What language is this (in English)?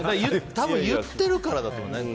Japanese